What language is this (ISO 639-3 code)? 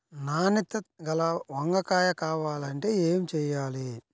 tel